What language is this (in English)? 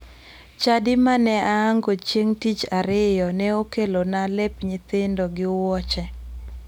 Luo (Kenya and Tanzania)